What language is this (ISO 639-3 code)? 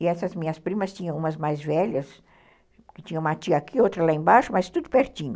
por